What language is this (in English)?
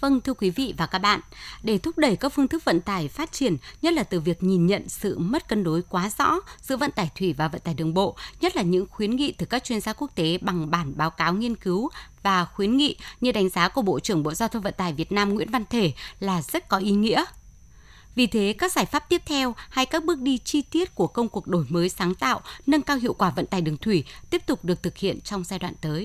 Vietnamese